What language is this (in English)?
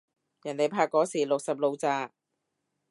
Cantonese